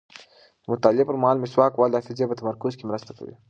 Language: Pashto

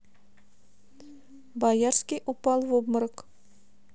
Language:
Russian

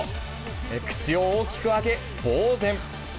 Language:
Japanese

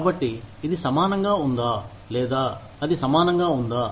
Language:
Telugu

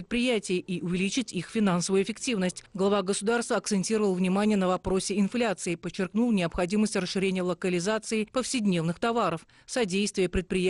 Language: Russian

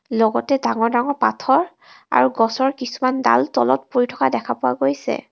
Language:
Assamese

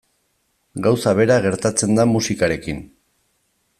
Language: Basque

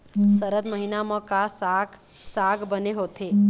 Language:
Chhattisgarhi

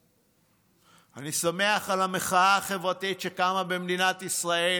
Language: Hebrew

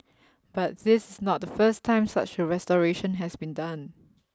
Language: English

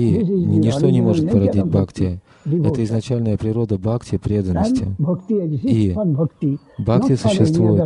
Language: Russian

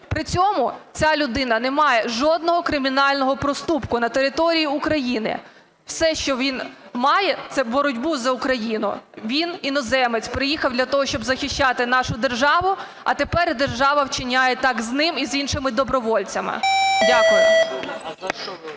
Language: Ukrainian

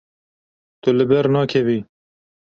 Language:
Kurdish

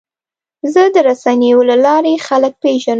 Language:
Pashto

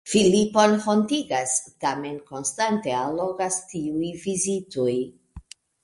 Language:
Esperanto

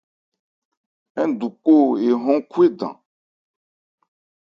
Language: Ebrié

